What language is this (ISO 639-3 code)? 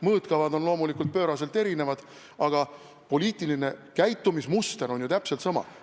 est